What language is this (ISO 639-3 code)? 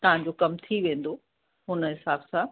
snd